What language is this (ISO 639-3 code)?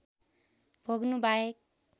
nep